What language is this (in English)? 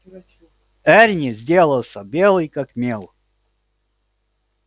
Russian